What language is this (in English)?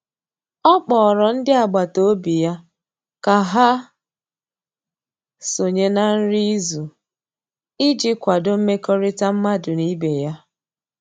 Igbo